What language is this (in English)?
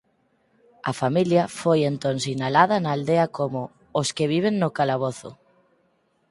Galician